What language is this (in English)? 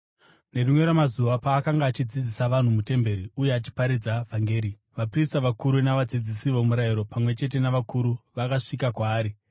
Shona